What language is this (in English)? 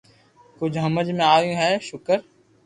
Loarki